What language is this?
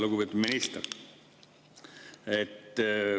Estonian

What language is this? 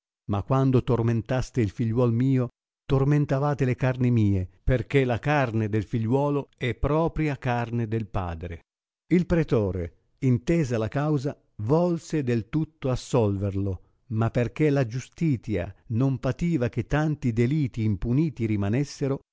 Italian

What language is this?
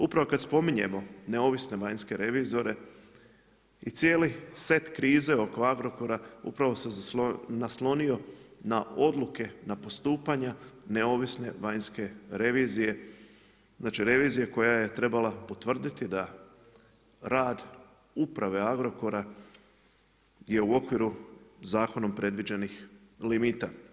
Croatian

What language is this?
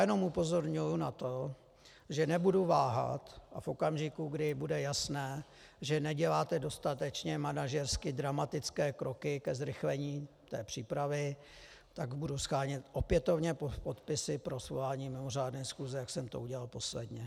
Czech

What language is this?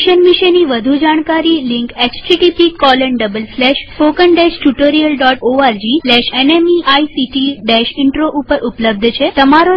Gujarati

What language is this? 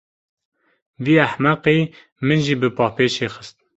Kurdish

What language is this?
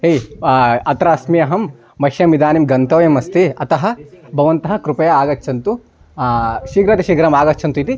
Sanskrit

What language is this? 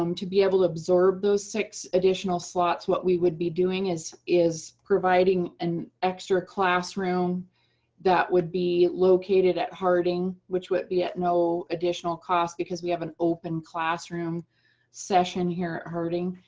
English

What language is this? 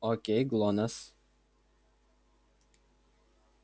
Russian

